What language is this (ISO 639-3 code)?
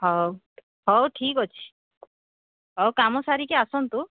ori